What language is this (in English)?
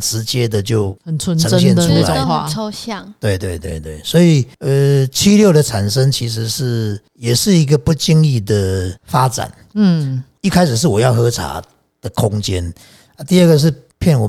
Chinese